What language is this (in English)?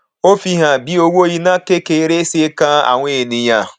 Yoruba